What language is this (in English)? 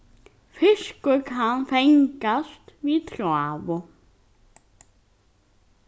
Faroese